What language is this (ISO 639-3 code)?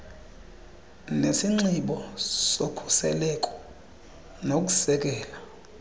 xho